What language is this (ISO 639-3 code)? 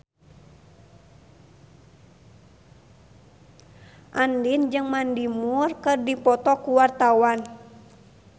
sun